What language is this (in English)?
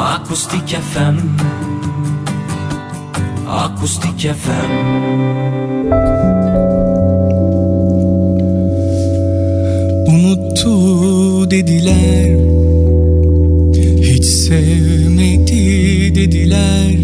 Turkish